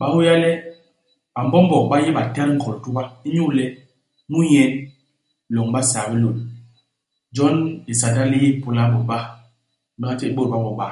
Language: Basaa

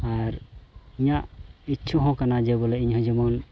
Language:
Santali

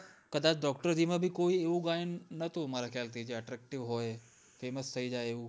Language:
Gujarati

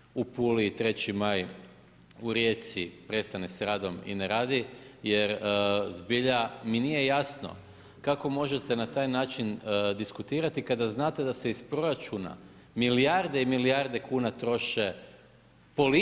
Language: Croatian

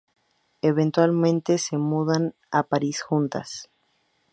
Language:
Spanish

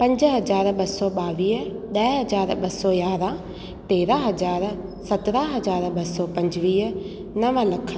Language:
Sindhi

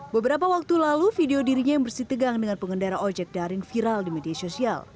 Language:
Indonesian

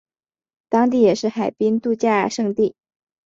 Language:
Chinese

